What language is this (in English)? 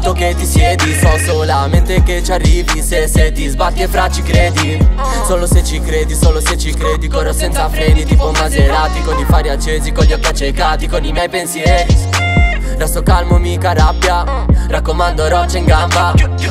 Italian